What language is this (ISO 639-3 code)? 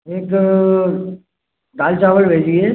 hin